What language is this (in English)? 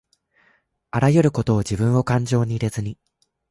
Japanese